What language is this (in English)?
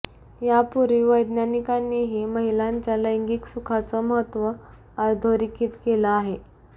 Marathi